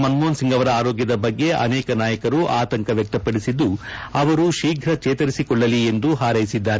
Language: Kannada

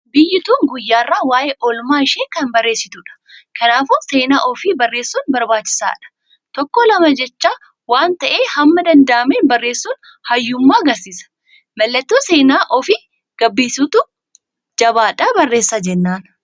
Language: Oromo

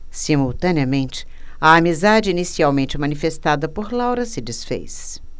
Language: Portuguese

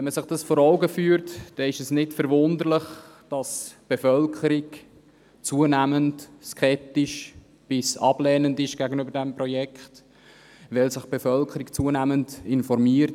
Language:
Swiss German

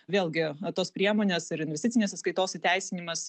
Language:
Lithuanian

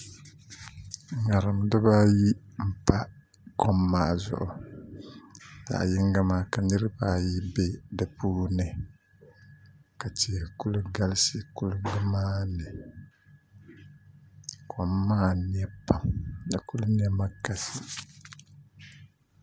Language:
Dagbani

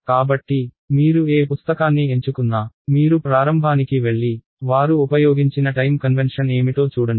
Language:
Telugu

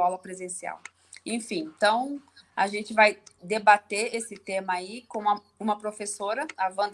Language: Portuguese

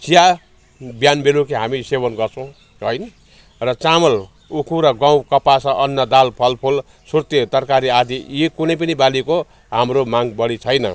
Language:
Nepali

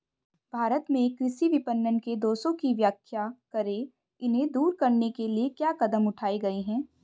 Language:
Hindi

